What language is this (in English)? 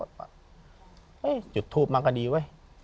Thai